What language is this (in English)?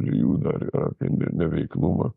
Lithuanian